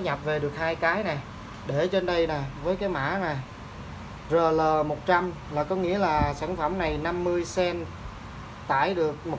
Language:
Vietnamese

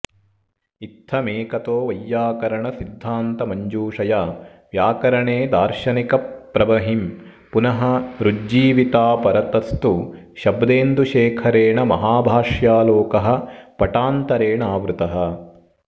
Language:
Sanskrit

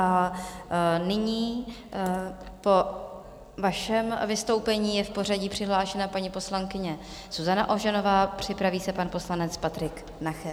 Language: Czech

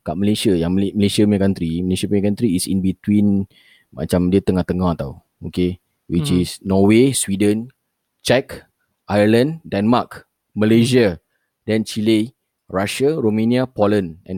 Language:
Malay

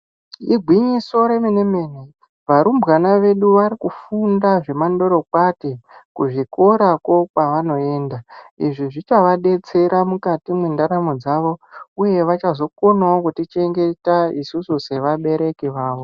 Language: Ndau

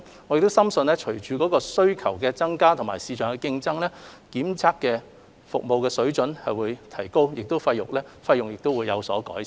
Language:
Cantonese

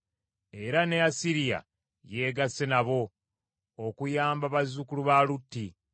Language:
Ganda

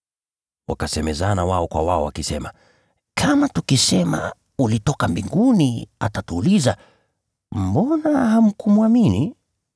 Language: Swahili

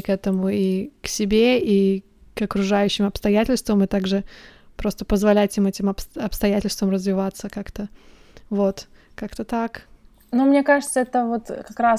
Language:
Russian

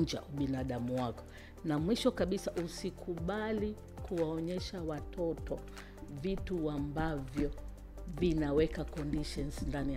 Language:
Swahili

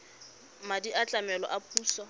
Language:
Tswana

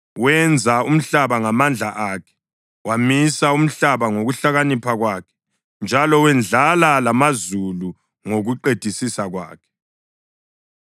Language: North Ndebele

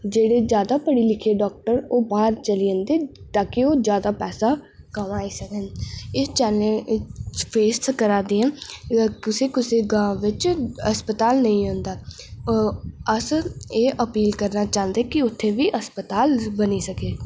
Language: Dogri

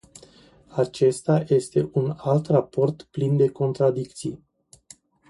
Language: Romanian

